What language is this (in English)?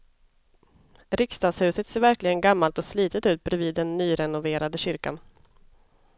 Swedish